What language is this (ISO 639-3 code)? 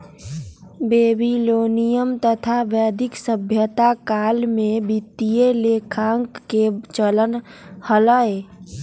mag